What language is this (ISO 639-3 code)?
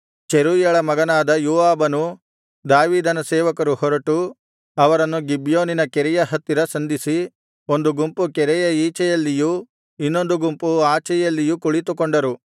kan